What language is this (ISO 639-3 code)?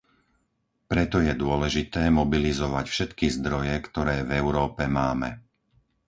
slk